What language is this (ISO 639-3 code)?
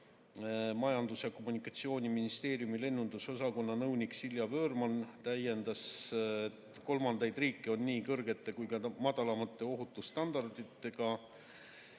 est